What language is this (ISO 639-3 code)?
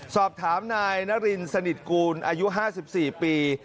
tha